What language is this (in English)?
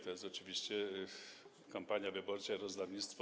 Polish